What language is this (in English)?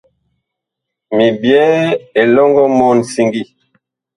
Bakoko